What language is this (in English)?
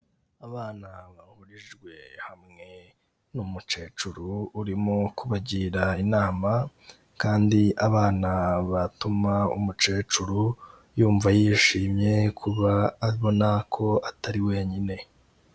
Kinyarwanda